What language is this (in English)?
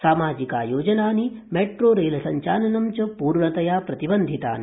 Sanskrit